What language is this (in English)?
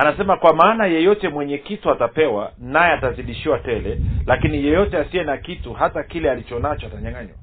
Swahili